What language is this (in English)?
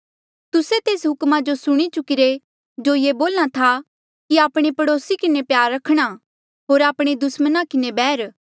Mandeali